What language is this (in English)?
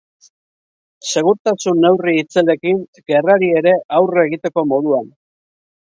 Basque